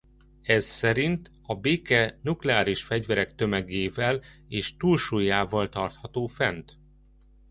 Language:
Hungarian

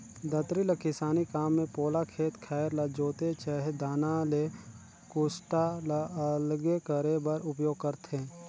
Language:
Chhattisgarhi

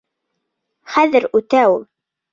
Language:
Bashkir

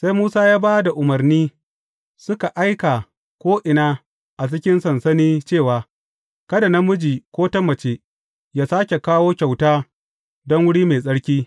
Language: Hausa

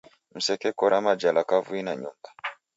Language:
Taita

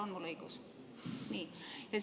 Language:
Estonian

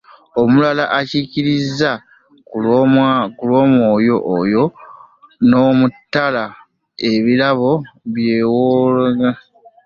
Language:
Ganda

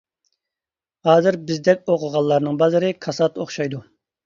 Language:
Uyghur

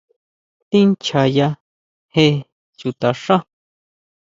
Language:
Huautla Mazatec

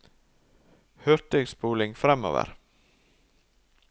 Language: Norwegian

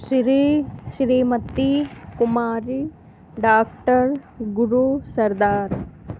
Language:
Urdu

